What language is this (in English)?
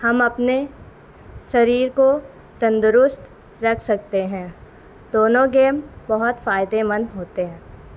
Urdu